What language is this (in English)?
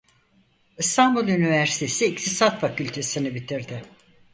Turkish